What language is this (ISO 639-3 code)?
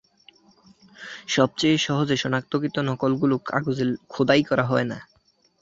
ben